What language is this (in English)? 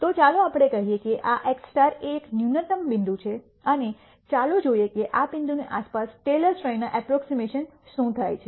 Gujarati